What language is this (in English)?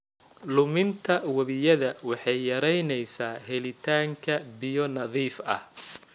Somali